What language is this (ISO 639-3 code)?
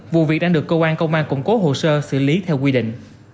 vie